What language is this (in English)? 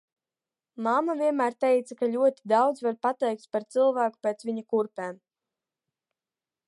Latvian